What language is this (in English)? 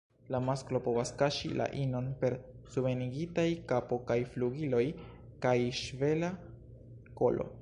Esperanto